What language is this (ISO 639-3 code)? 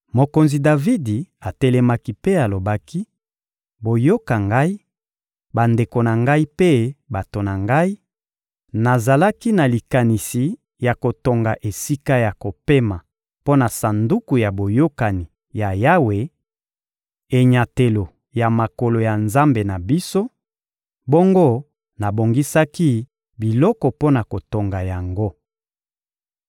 lin